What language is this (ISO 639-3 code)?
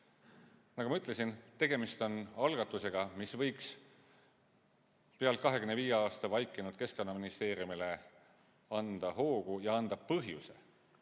est